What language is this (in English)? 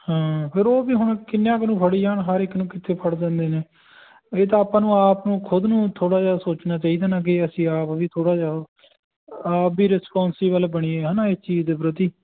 Punjabi